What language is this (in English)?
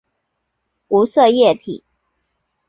Chinese